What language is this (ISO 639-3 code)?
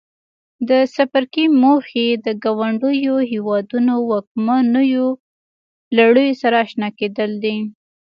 pus